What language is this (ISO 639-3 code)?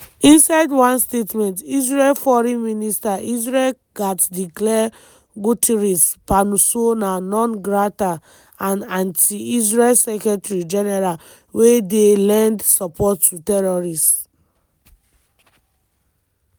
pcm